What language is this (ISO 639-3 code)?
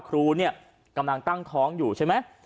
tha